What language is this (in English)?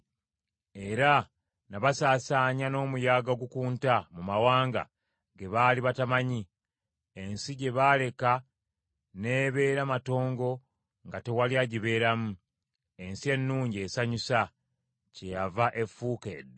Ganda